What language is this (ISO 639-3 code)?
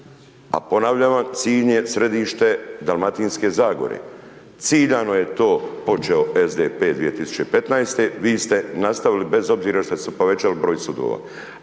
hrv